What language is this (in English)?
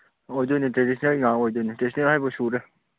Manipuri